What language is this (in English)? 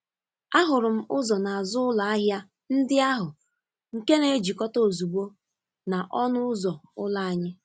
Igbo